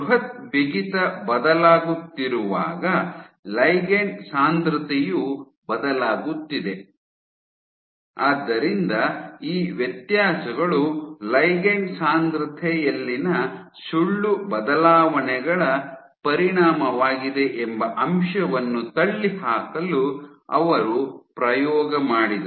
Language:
Kannada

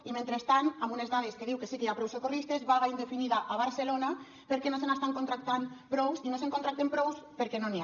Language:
Catalan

